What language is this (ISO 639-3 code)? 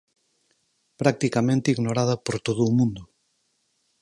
glg